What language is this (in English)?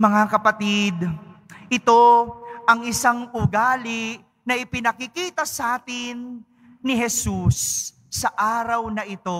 Filipino